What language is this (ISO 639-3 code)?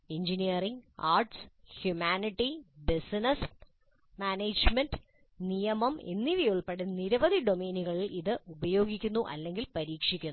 mal